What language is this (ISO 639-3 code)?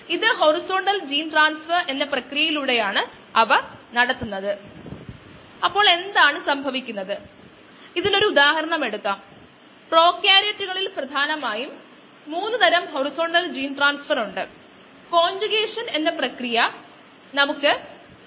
mal